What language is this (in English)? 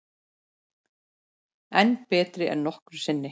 Icelandic